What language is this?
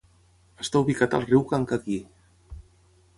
Catalan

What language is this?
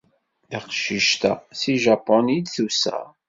Kabyle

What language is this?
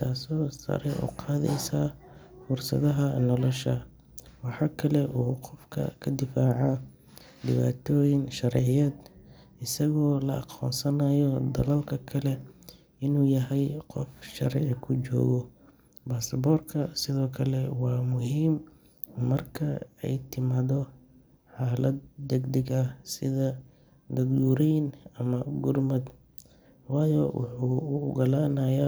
Somali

